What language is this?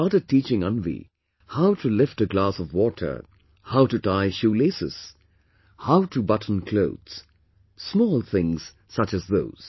English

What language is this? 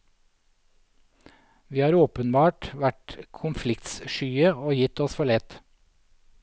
Norwegian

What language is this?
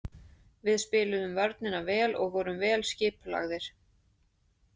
Icelandic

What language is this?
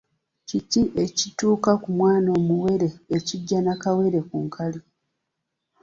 Ganda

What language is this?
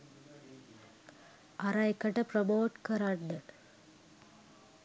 Sinhala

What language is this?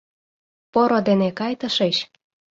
Mari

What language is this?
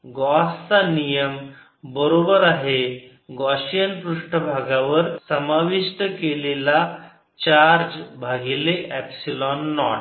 Marathi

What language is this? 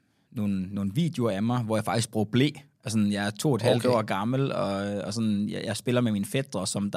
Danish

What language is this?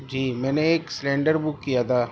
Urdu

